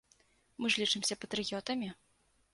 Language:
Belarusian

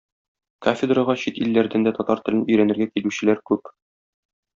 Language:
Tatar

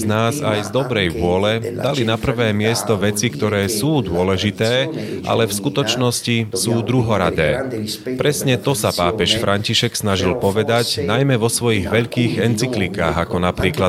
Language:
Slovak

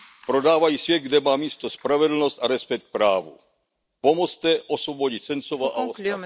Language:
Czech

